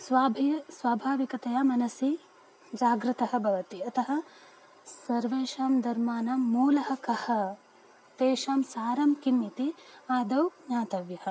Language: Sanskrit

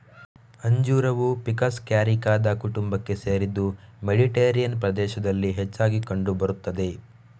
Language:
Kannada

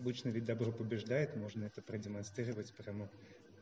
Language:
Russian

